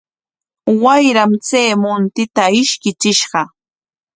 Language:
Corongo Ancash Quechua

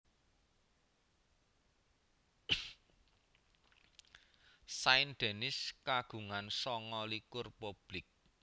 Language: Javanese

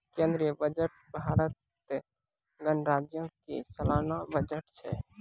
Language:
Maithili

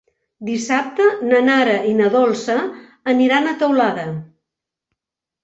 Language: Catalan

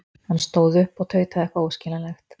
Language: Icelandic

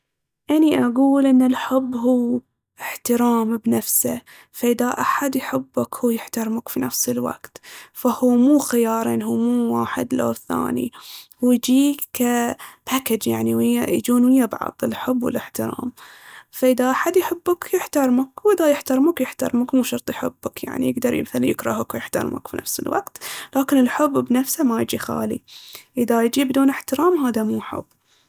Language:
Baharna Arabic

